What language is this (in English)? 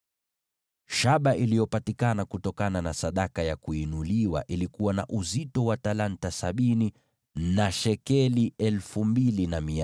Swahili